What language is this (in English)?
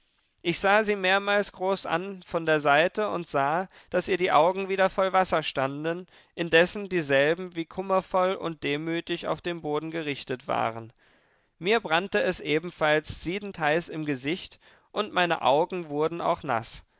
German